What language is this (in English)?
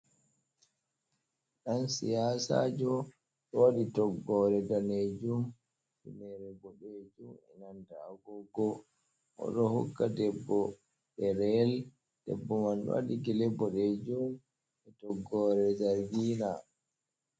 Fula